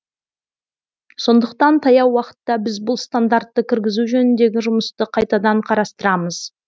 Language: Kazakh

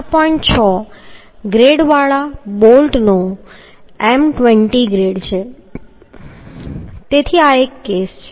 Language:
Gujarati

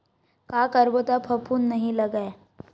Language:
Chhattisgarhi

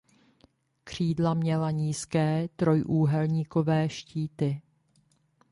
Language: Czech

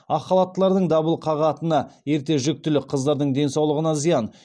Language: Kazakh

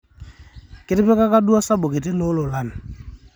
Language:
Masai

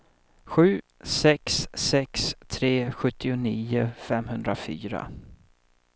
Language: Swedish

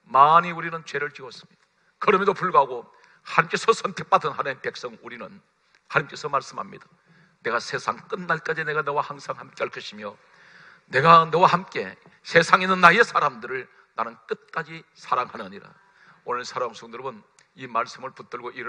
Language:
Korean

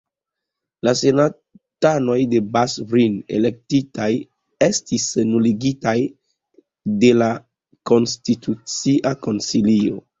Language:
Esperanto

